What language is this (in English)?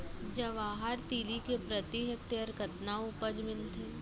Chhattisgarhi